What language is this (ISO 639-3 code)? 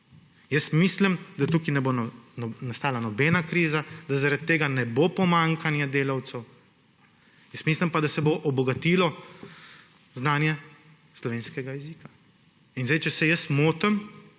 slv